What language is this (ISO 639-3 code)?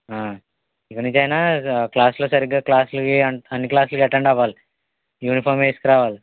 tel